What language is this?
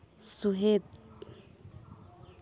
Santali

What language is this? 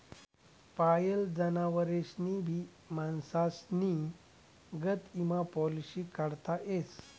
Marathi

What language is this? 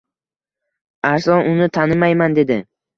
Uzbek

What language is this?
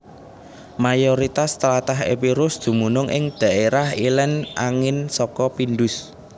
Javanese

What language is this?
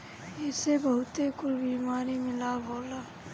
Bhojpuri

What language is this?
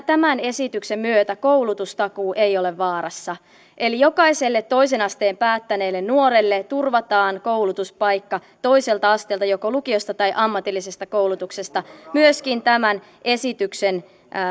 Finnish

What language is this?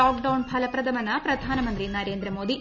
Malayalam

